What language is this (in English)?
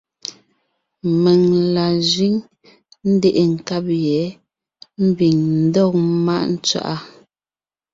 Ngiemboon